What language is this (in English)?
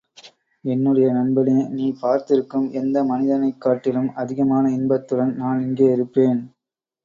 Tamil